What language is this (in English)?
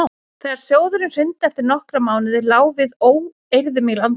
Icelandic